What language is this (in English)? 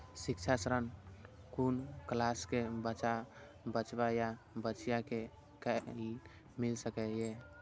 Maithili